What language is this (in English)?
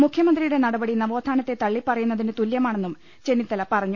Malayalam